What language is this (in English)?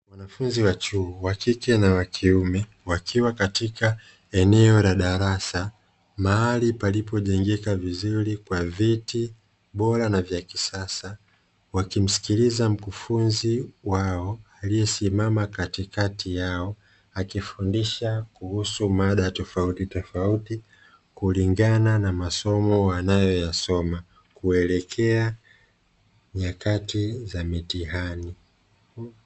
Swahili